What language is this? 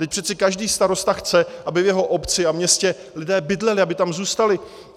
Czech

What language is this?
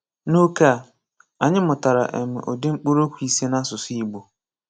Igbo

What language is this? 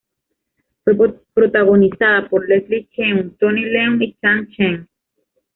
Spanish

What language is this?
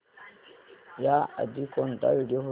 Marathi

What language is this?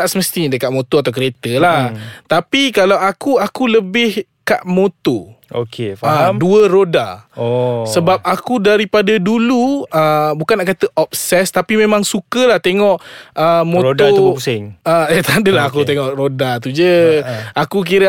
Malay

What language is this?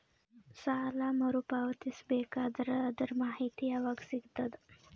Kannada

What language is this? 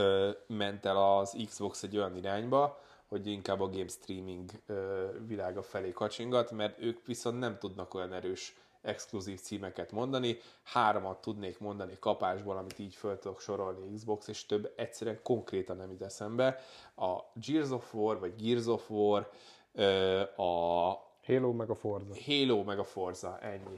Hungarian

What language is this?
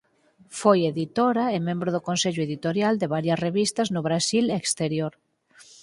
Galician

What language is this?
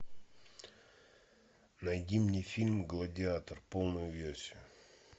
Russian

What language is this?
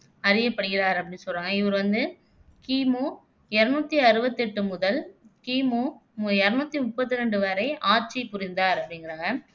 Tamil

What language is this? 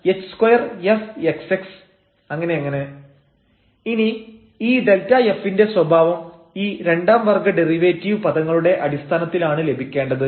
Malayalam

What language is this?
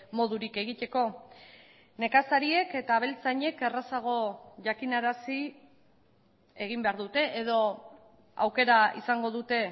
Basque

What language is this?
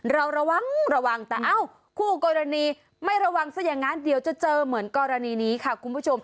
Thai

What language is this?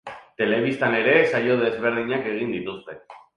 Basque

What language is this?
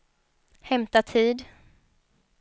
Swedish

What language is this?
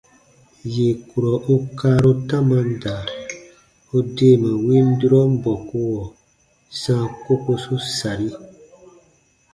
Baatonum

